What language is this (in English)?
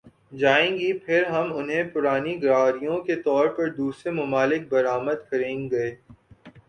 Urdu